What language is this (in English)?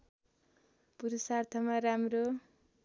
Nepali